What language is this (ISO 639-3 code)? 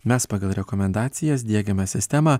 lit